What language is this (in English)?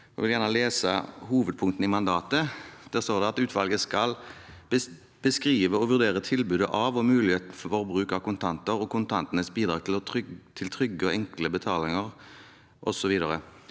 Norwegian